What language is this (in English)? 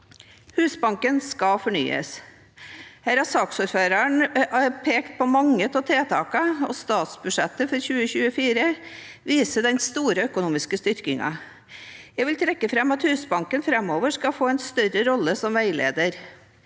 Norwegian